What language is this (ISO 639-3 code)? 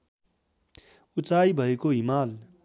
nep